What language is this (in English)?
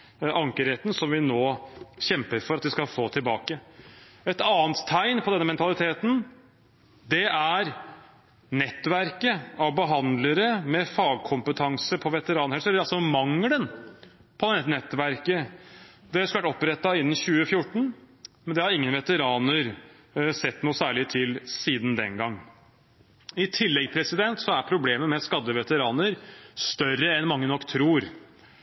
Norwegian Bokmål